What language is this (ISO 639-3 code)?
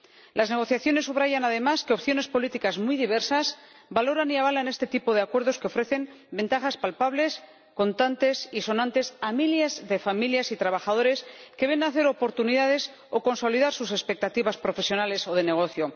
spa